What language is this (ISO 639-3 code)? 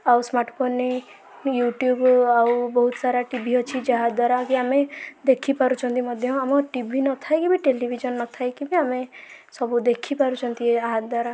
ori